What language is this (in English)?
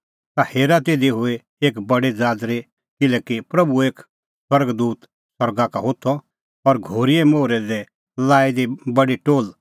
Kullu Pahari